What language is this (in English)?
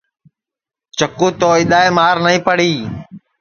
Sansi